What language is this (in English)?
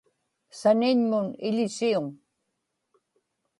Inupiaq